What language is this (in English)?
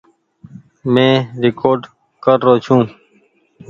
Goaria